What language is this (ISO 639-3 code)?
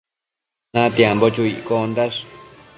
mcf